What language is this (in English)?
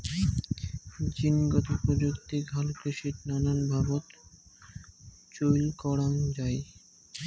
Bangla